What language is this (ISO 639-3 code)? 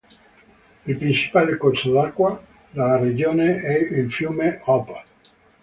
ita